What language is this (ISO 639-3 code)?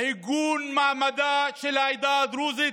heb